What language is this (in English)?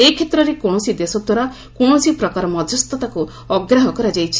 Odia